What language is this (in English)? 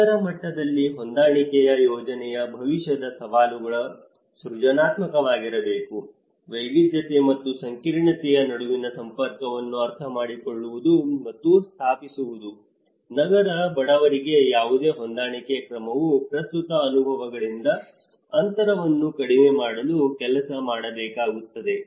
Kannada